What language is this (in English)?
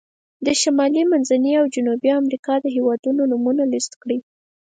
Pashto